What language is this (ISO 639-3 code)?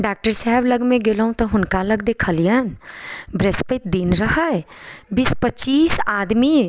mai